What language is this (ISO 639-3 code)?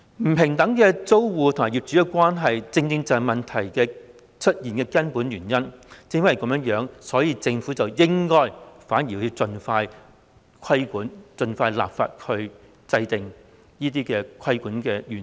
yue